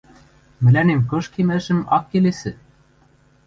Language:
Western Mari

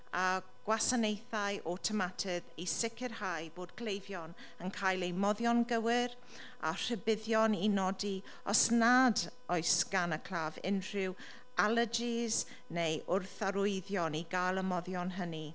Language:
Welsh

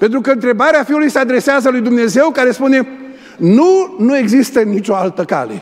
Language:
Romanian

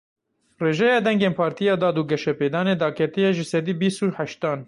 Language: Kurdish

